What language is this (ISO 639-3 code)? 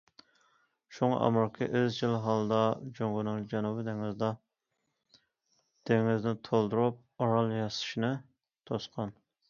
uig